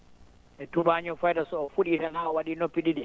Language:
Fula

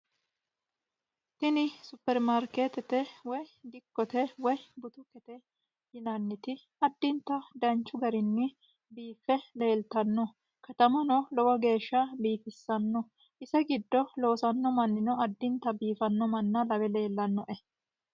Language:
Sidamo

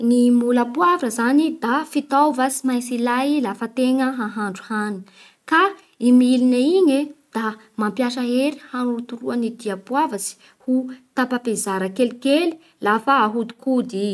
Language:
Bara Malagasy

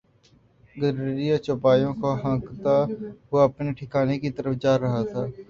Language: Urdu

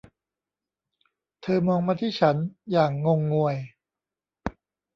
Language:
Thai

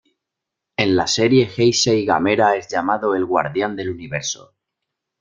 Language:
Spanish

